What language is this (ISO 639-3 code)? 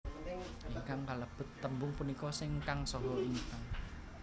jav